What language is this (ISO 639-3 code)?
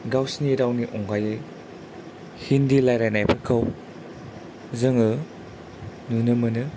brx